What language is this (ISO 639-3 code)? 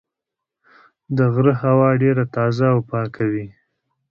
pus